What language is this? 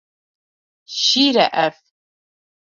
Kurdish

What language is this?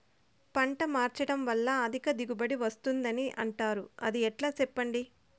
Telugu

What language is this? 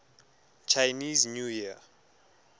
Tswana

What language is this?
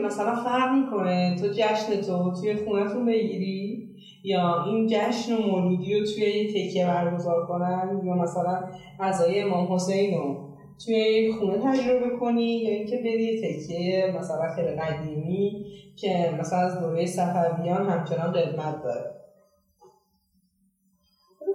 Persian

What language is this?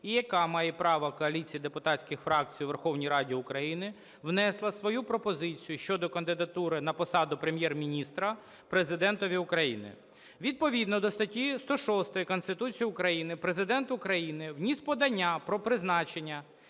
Ukrainian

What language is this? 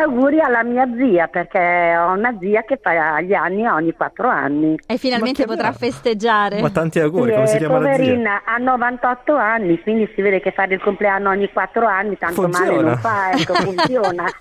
Italian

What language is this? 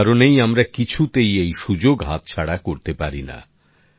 Bangla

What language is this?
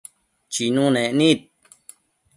Matsés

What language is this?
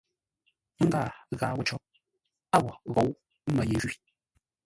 Ngombale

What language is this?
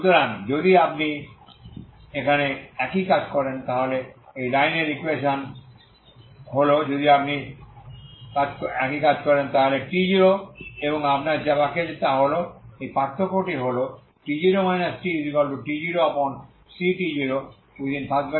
Bangla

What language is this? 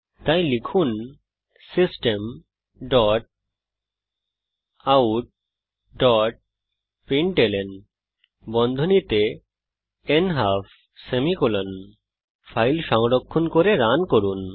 Bangla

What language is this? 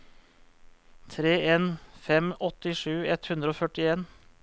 Norwegian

